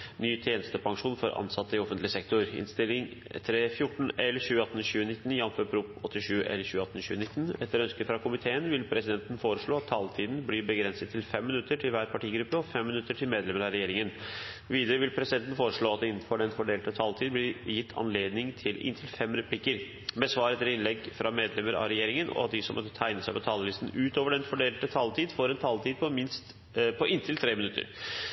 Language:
Norwegian Bokmål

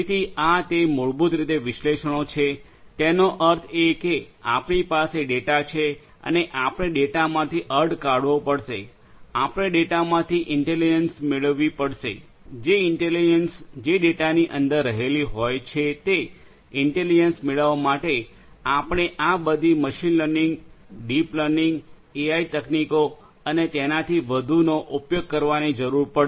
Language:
Gujarati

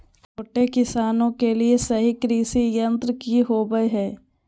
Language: Magahi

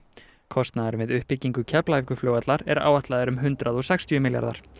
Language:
Icelandic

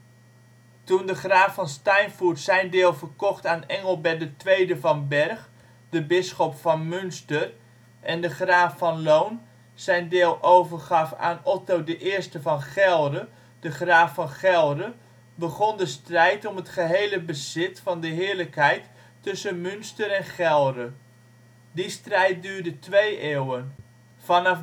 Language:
Dutch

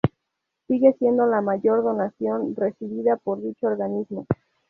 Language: Spanish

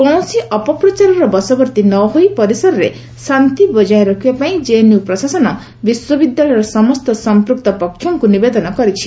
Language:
Odia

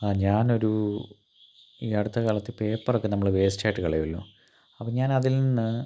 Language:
Malayalam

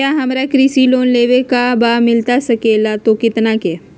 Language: Magahi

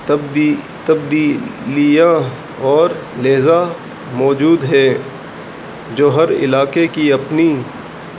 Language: Urdu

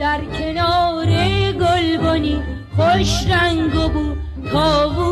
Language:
Persian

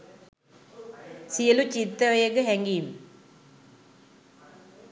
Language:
Sinhala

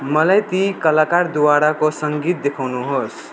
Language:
Nepali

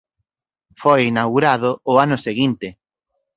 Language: Galician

